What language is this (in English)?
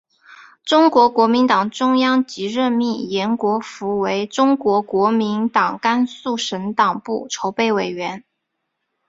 Chinese